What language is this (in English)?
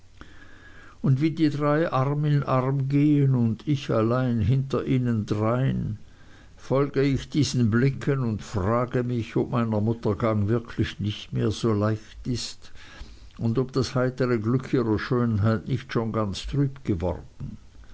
German